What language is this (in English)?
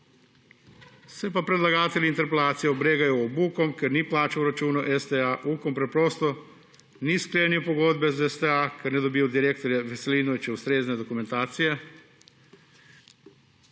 Slovenian